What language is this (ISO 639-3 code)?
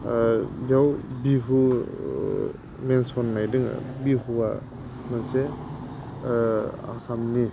brx